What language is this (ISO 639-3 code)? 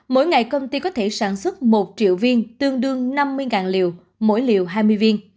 vie